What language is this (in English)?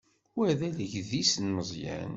Kabyle